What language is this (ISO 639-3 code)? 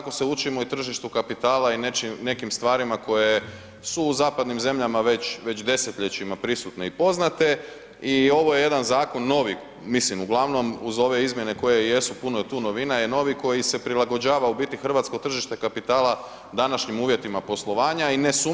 hrv